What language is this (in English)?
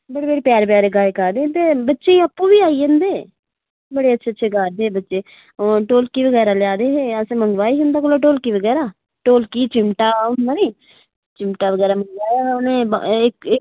Dogri